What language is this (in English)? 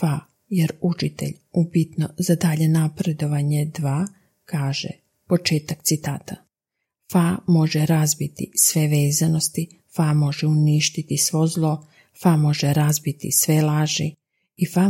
Croatian